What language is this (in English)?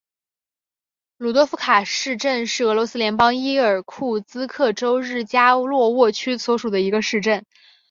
Chinese